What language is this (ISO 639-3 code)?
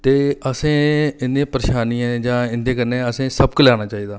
doi